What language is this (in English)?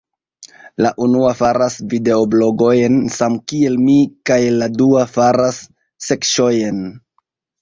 Esperanto